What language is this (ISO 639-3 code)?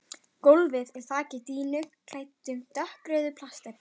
isl